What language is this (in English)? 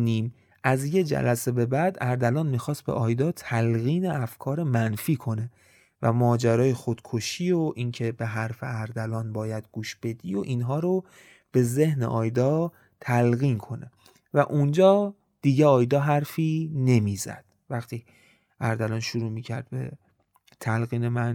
Persian